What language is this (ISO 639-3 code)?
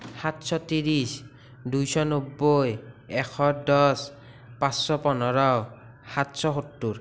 asm